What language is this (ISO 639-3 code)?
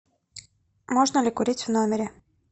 rus